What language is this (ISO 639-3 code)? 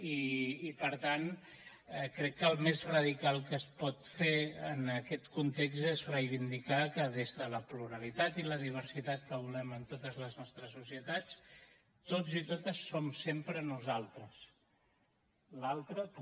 cat